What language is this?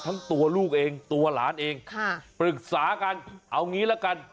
Thai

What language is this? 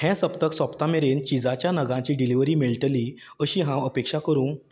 Konkani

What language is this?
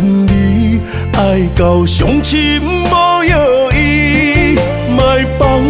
Chinese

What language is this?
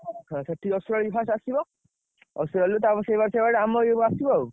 Odia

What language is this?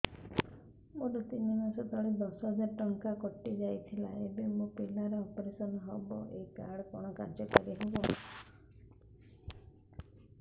Odia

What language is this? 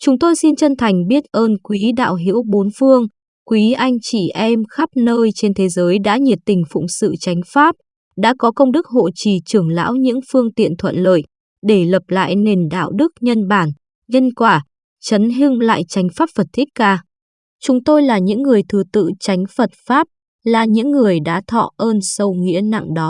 Vietnamese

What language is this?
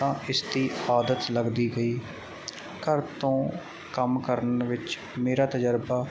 Punjabi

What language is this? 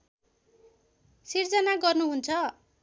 Nepali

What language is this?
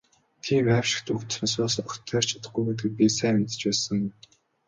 Mongolian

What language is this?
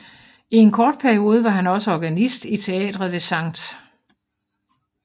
Danish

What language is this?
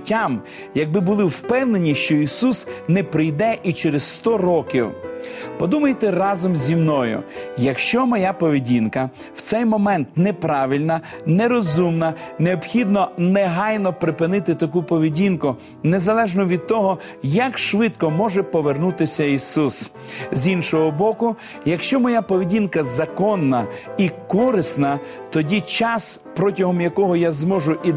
Ukrainian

